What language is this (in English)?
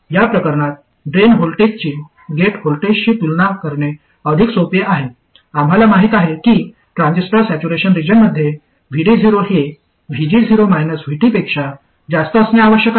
Marathi